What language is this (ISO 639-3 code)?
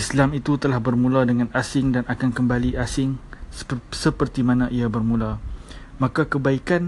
msa